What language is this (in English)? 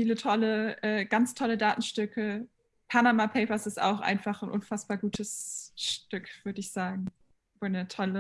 German